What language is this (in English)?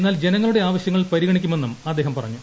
Malayalam